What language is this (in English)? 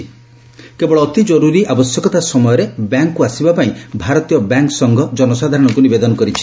Odia